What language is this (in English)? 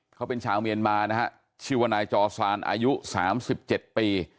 Thai